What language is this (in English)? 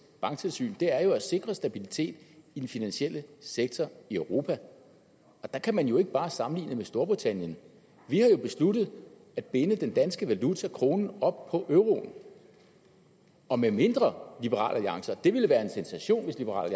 Danish